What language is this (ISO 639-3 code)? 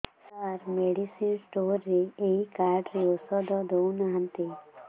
ori